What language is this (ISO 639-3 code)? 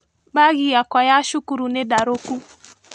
kik